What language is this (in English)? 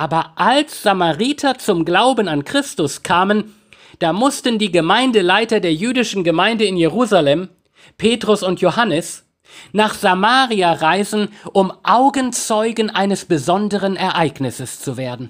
German